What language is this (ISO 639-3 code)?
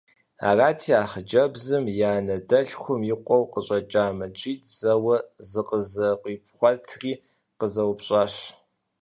kbd